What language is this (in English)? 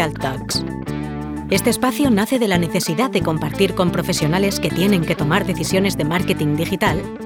Spanish